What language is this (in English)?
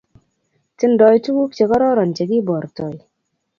Kalenjin